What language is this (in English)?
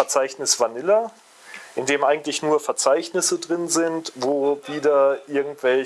German